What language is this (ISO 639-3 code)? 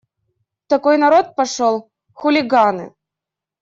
rus